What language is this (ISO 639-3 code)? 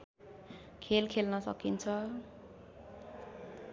nep